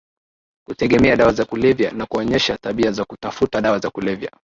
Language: Swahili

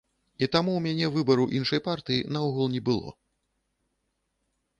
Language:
Belarusian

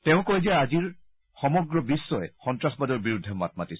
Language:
Assamese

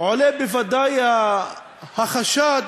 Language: Hebrew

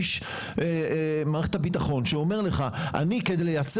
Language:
Hebrew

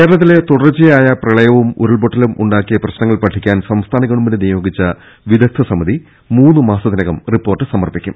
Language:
Malayalam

